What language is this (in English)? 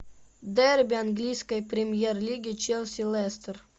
Russian